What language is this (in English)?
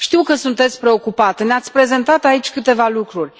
Romanian